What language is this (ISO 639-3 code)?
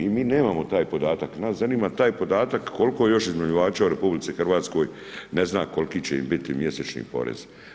hrv